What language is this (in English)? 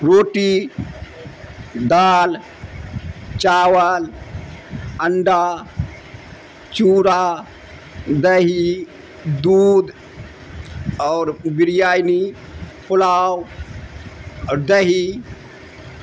Urdu